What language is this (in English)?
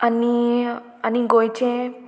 Konkani